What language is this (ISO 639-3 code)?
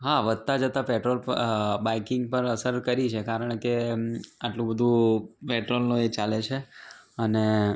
guj